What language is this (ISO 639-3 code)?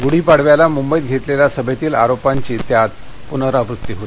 mar